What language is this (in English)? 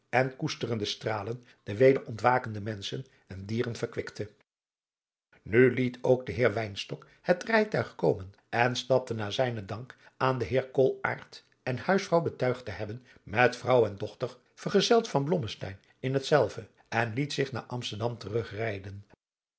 Dutch